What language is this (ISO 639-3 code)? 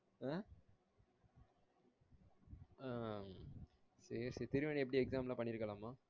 tam